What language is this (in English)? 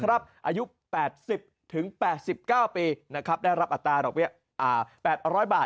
Thai